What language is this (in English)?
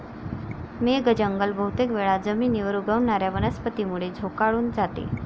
Marathi